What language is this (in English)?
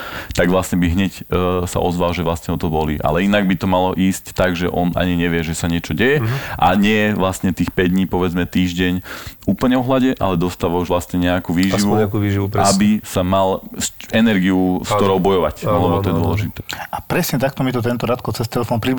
Slovak